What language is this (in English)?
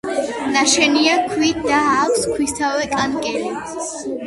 Georgian